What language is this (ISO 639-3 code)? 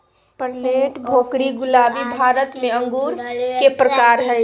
mag